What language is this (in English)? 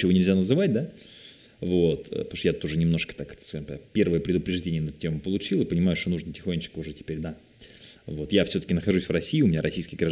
Russian